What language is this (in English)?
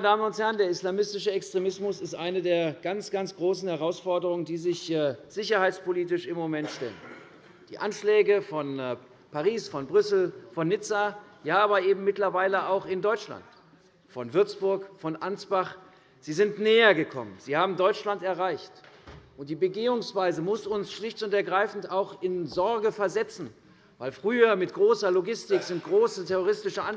German